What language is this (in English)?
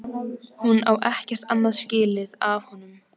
Icelandic